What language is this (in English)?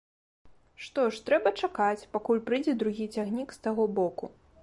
Belarusian